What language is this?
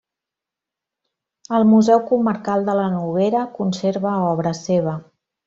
Catalan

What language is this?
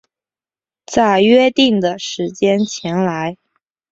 Chinese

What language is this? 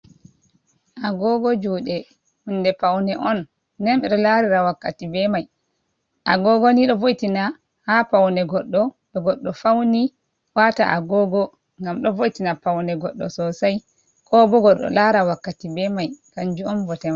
Fula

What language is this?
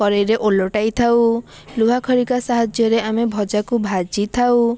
Odia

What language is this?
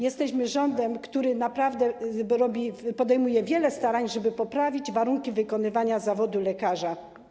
Polish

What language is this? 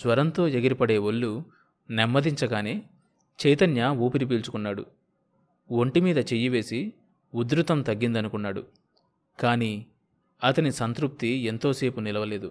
Telugu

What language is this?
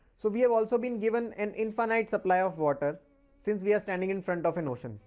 English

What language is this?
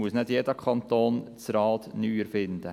Swiss German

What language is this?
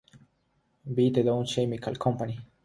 Spanish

